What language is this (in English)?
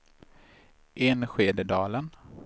Swedish